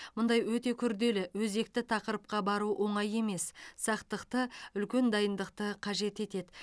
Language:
Kazakh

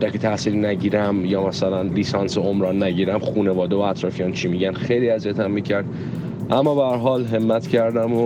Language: Persian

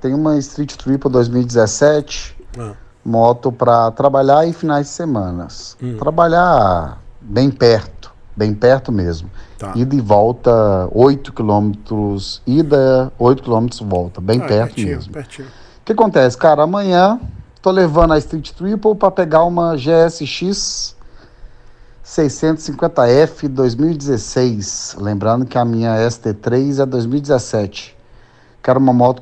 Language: Portuguese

